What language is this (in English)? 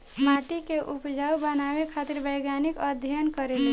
Bhojpuri